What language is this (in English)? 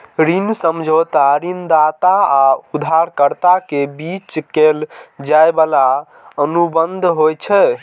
Maithili